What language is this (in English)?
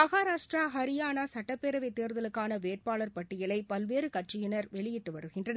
Tamil